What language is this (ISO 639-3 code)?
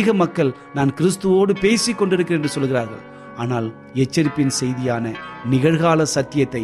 tam